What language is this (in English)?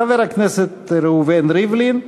Hebrew